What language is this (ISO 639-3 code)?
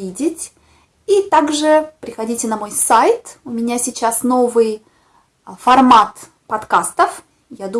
rus